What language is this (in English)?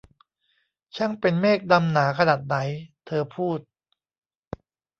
Thai